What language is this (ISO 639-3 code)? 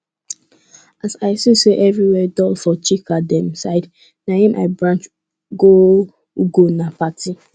pcm